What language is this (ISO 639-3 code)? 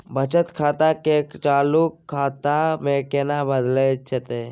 mai